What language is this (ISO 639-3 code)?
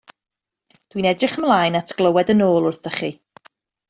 cym